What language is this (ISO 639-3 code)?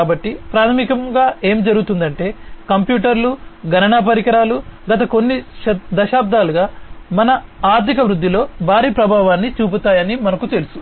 tel